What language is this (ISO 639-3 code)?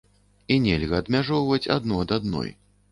bel